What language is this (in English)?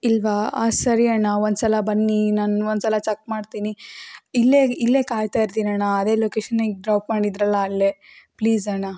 Kannada